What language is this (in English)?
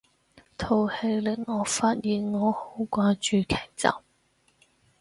Cantonese